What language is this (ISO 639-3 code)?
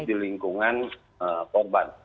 ind